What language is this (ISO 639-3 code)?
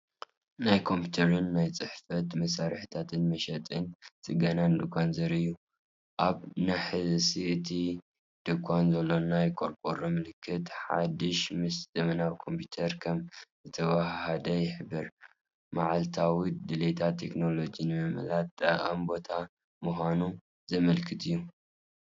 tir